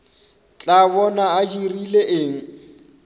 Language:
Northern Sotho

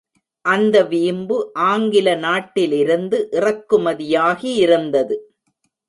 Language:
Tamil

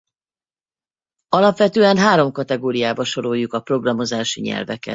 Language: Hungarian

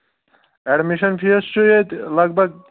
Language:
Kashmiri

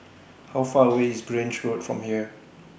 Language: English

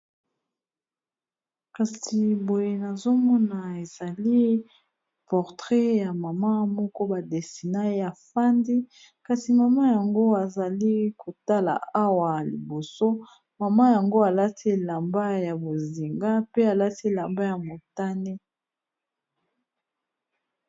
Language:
Lingala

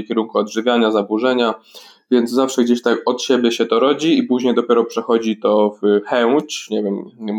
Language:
Polish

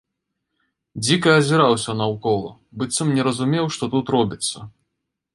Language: Belarusian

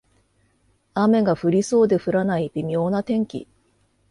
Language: Japanese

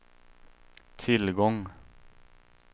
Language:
Swedish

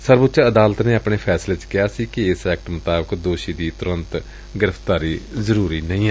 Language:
Punjabi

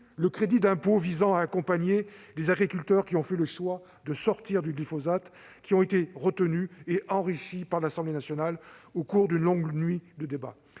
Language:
French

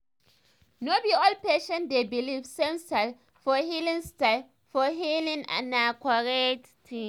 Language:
Nigerian Pidgin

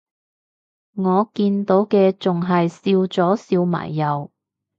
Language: Cantonese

